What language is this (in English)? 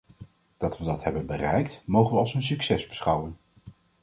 Dutch